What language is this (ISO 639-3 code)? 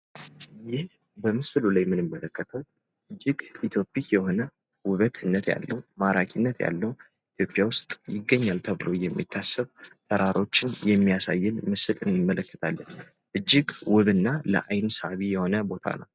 amh